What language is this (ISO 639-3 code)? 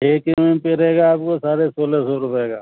urd